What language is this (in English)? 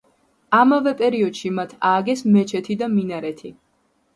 Georgian